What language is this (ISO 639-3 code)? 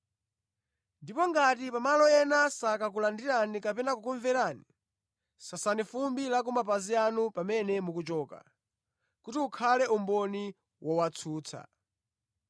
nya